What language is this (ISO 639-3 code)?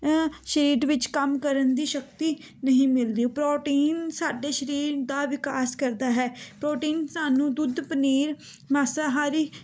pan